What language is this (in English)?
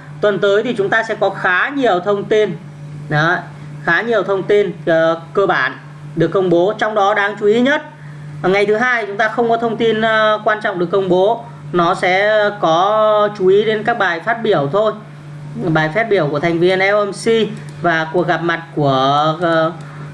Vietnamese